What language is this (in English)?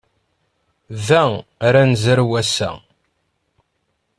Kabyle